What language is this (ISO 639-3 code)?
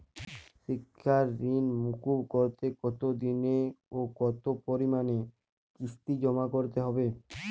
ben